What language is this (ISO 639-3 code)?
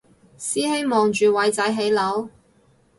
yue